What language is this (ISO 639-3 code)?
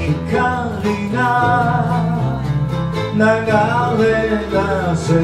jpn